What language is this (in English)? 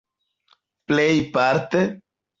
Esperanto